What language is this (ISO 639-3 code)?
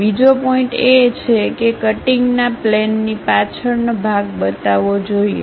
guj